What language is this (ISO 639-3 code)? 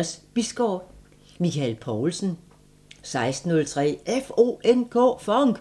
dan